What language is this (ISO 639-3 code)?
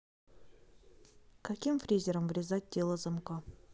rus